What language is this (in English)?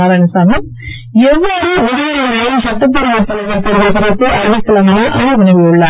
Tamil